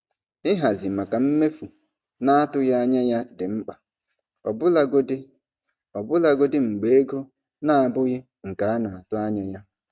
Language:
Igbo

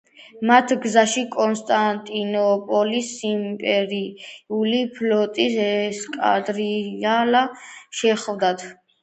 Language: Georgian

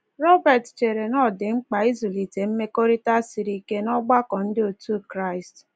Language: Igbo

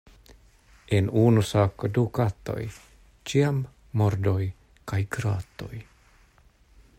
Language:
Esperanto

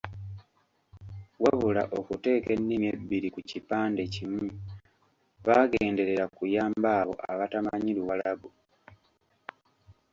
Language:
Ganda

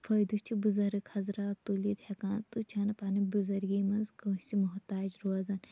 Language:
Kashmiri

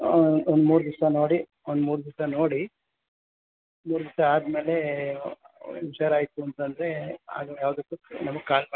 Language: Kannada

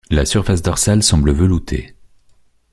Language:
French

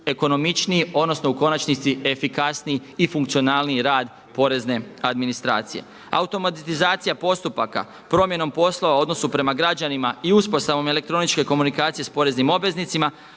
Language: Croatian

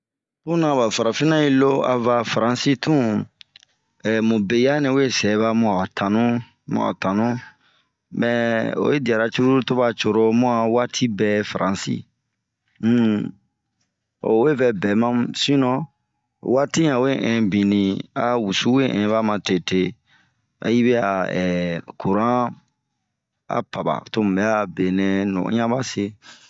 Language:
Bomu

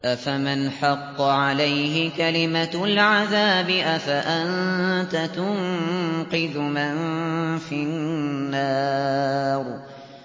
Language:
Arabic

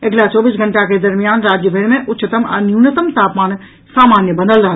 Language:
Maithili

